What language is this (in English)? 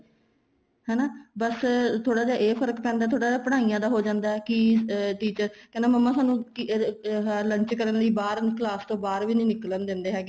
Punjabi